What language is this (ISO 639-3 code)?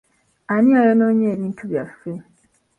lug